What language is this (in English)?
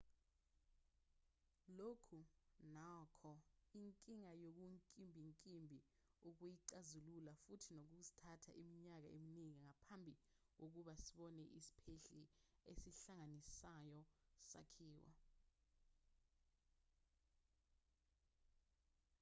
Zulu